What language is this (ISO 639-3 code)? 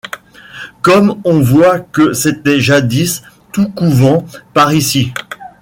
fra